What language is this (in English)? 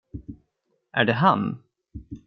Swedish